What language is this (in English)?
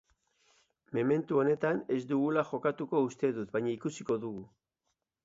Basque